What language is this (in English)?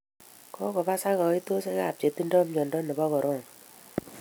Kalenjin